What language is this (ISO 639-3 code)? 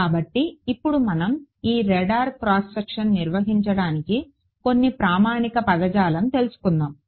tel